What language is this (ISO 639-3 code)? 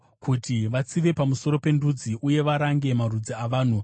sna